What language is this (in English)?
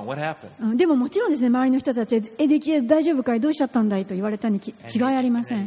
Japanese